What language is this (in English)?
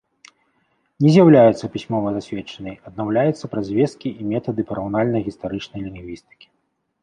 Belarusian